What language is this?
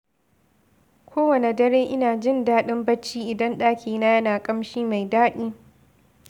Hausa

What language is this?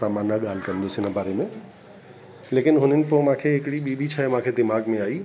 Sindhi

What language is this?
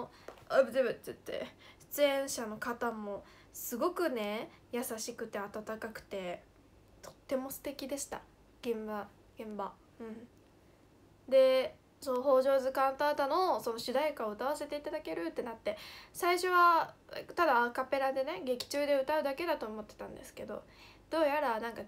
Japanese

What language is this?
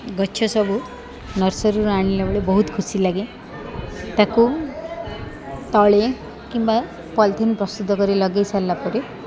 Odia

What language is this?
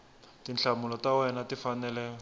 Tsonga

